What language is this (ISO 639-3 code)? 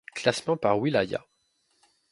fra